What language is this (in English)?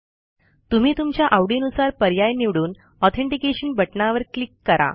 Marathi